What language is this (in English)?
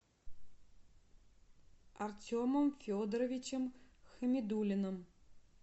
Russian